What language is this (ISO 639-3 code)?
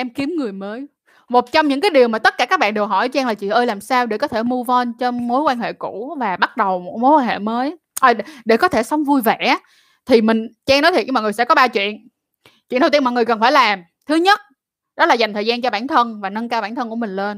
vie